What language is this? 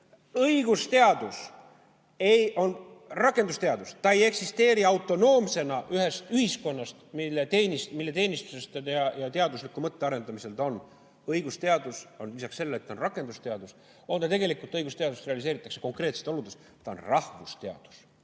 Estonian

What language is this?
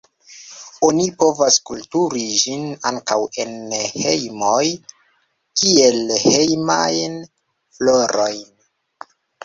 Esperanto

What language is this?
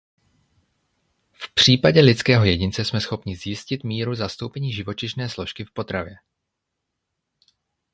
Czech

